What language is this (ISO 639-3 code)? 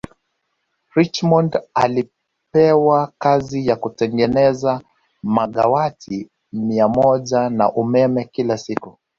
swa